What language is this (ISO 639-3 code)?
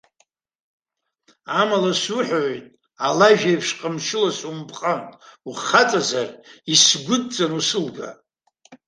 abk